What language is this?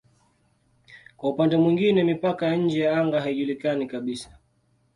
Swahili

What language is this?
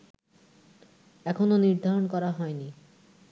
Bangla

